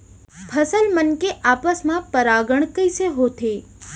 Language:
Chhattisgarhi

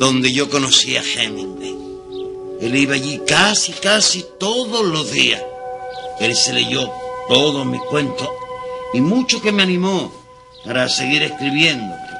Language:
Spanish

